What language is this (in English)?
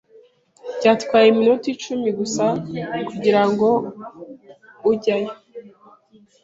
Kinyarwanda